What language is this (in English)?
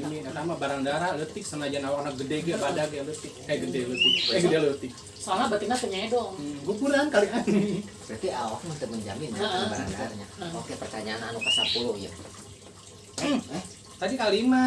Indonesian